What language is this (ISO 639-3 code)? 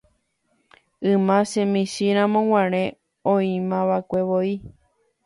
grn